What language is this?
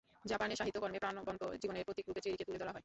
Bangla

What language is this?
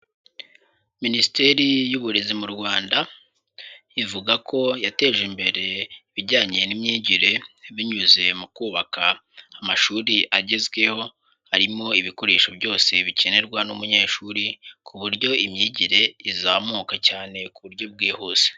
Kinyarwanda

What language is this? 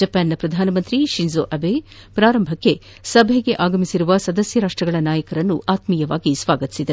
Kannada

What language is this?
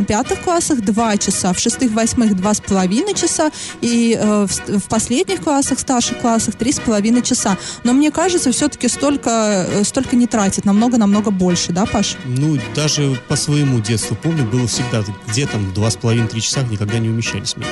Russian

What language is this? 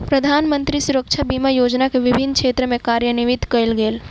Maithili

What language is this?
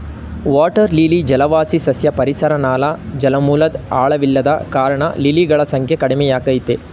Kannada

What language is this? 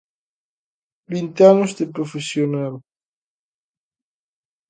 Galician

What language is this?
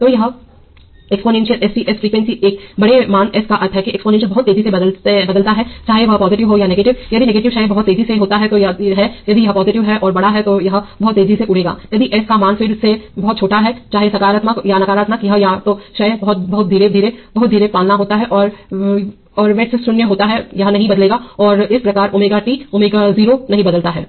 Hindi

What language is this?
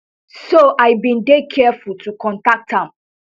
Nigerian Pidgin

